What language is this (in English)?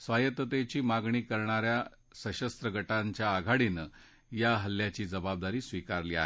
Marathi